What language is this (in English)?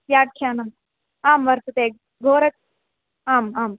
Sanskrit